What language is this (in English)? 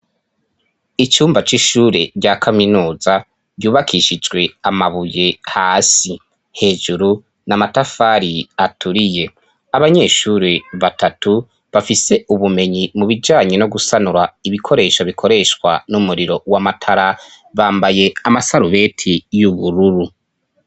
Rundi